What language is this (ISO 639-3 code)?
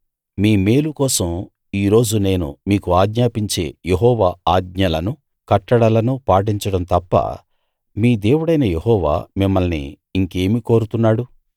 tel